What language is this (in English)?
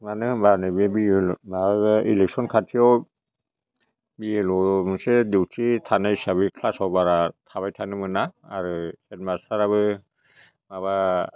Bodo